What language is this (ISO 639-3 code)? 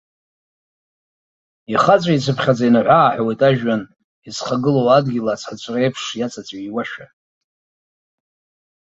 abk